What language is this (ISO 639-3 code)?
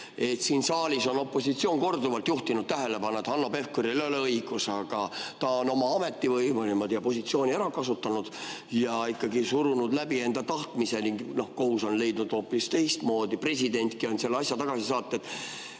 est